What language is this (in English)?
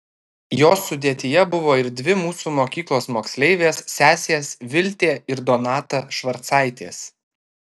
Lithuanian